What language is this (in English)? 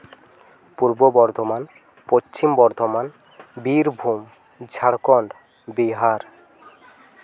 Santali